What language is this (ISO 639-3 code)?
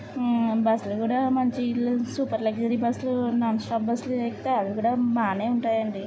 tel